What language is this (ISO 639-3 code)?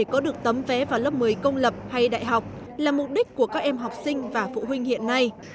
vie